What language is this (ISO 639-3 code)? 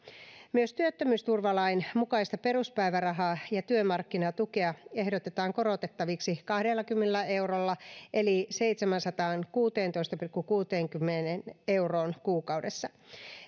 fin